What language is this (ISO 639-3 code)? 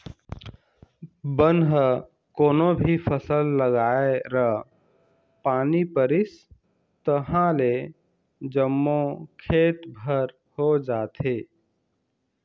hne